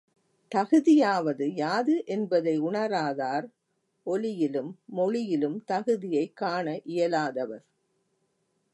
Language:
Tamil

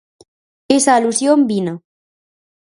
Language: Galician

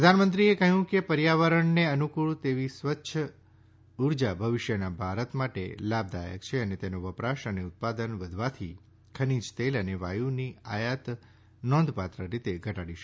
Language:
Gujarati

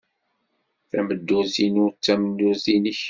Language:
Kabyle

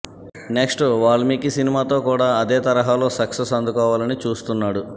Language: Telugu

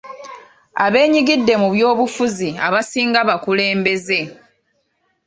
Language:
Ganda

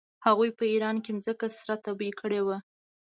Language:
Pashto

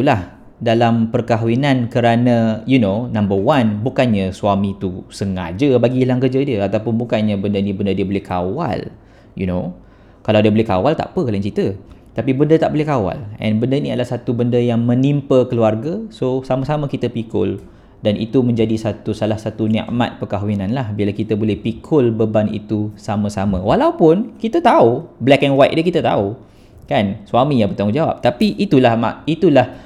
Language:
Malay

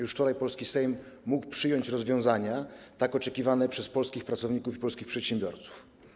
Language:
Polish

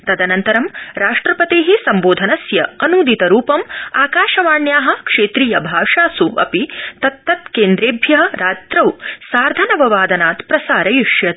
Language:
Sanskrit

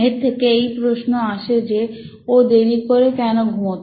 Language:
Bangla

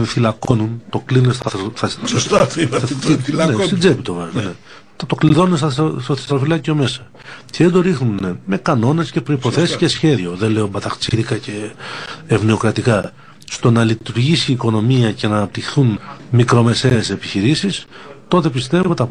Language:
Greek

